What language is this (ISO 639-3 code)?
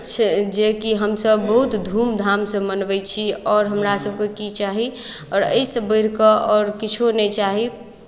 mai